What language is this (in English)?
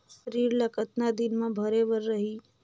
Chhattisgarhi